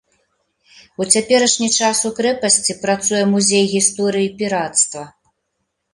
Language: Belarusian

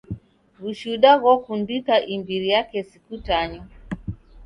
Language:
Taita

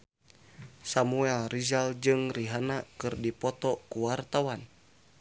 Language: Sundanese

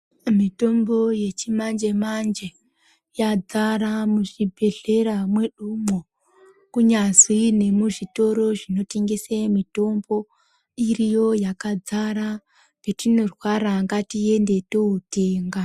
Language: Ndau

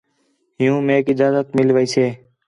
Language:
Khetrani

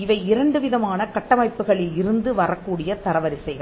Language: Tamil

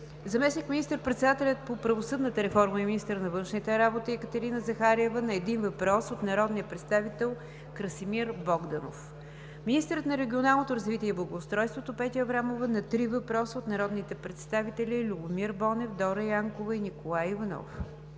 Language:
Bulgarian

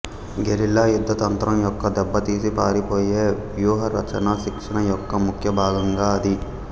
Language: Telugu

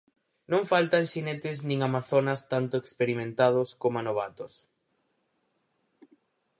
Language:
Galician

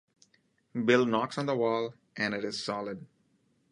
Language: English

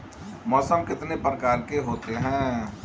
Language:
Hindi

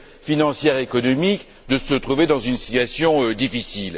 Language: French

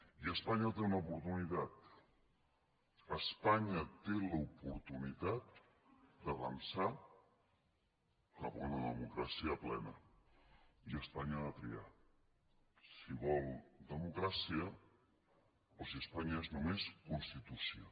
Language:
Catalan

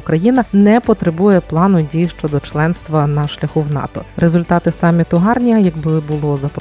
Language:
Ukrainian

